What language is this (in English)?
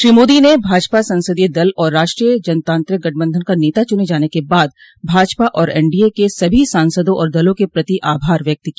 Hindi